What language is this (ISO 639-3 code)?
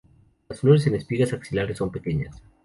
spa